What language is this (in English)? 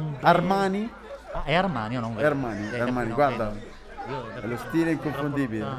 Italian